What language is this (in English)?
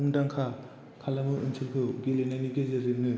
Bodo